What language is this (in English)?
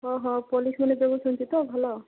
Odia